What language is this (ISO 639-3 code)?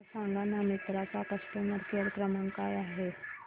mar